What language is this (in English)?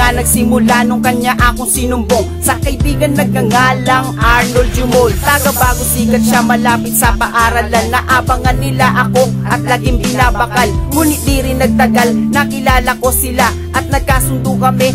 Filipino